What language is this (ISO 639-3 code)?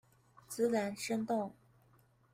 zho